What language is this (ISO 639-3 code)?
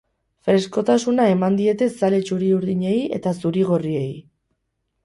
eus